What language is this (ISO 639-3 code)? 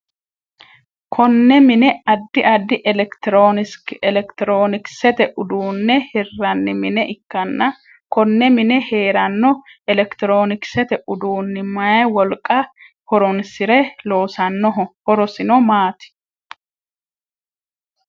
sid